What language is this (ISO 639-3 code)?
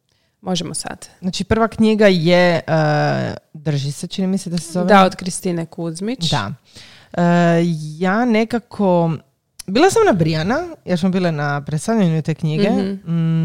hrv